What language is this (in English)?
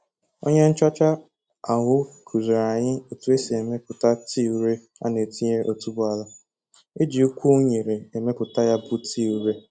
Igbo